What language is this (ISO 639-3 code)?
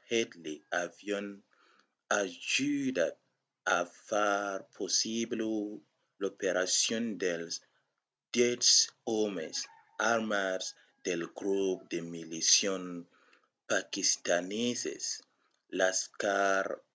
oci